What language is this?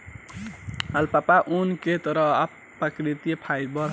Bhojpuri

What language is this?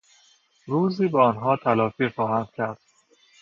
Persian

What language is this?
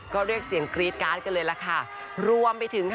Thai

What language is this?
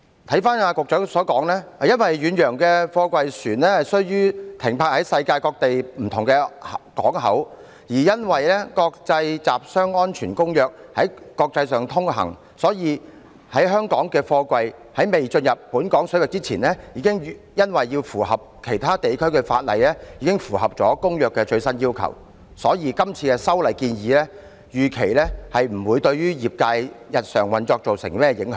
Cantonese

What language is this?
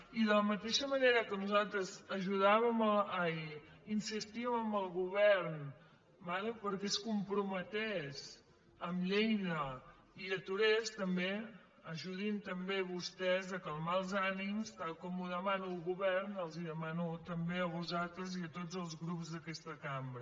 Catalan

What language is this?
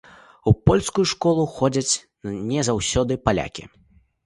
Belarusian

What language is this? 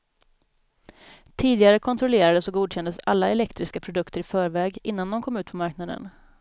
Swedish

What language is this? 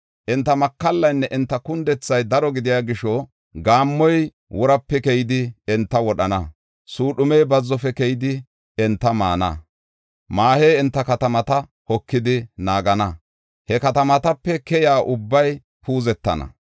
Gofa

